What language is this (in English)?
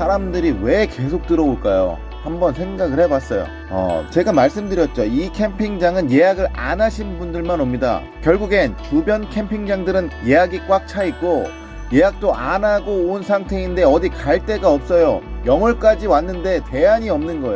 Korean